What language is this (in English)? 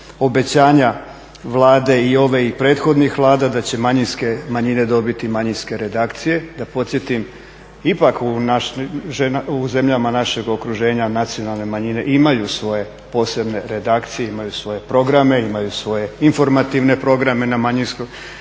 Croatian